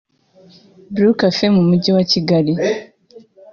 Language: Kinyarwanda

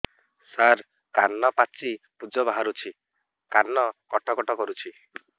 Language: Odia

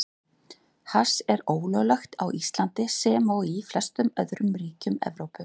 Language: Icelandic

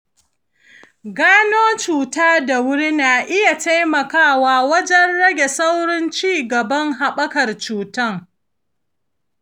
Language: Hausa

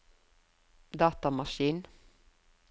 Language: Norwegian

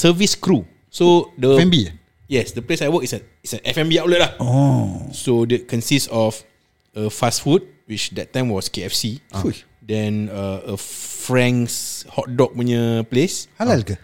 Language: Malay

